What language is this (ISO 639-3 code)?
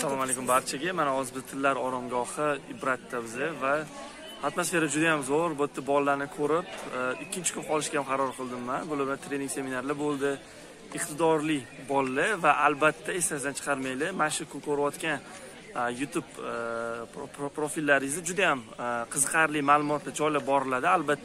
tur